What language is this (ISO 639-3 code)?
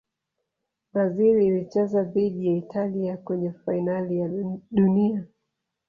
swa